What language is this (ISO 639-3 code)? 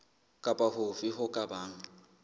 sot